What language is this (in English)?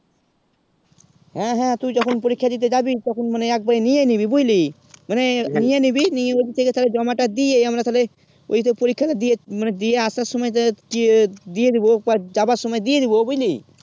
Bangla